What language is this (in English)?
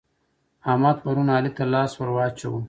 Pashto